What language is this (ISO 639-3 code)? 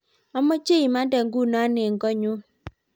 kln